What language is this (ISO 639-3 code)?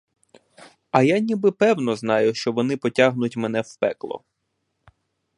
ukr